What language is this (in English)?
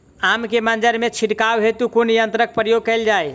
Maithili